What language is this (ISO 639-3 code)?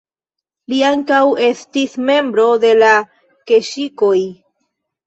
epo